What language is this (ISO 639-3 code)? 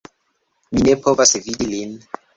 epo